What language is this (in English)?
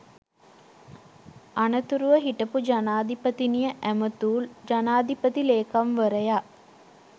Sinhala